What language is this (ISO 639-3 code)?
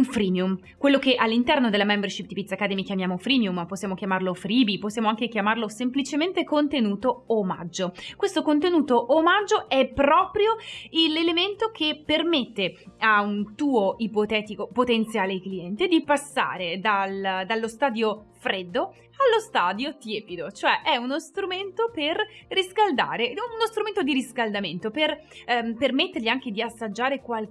ita